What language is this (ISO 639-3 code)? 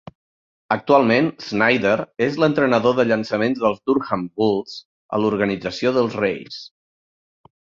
cat